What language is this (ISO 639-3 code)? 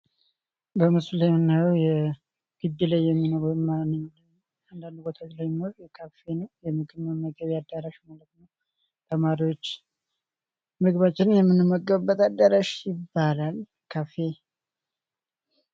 amh